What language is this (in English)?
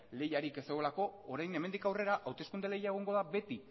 Basque